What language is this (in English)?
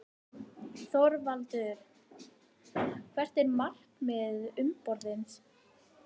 Icelandic